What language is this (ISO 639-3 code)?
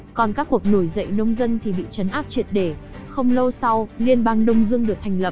vie